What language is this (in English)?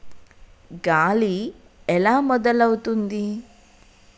Telugu